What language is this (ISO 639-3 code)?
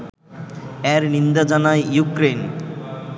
ben